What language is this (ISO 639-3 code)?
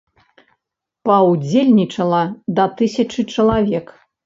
bel